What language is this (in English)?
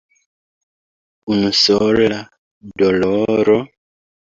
Esperanto